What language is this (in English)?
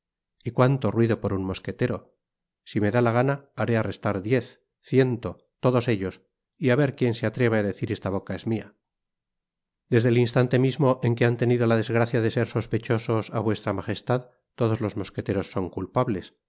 Spanish